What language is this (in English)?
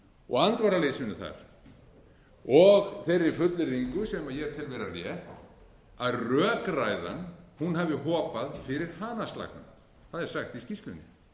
Icelandic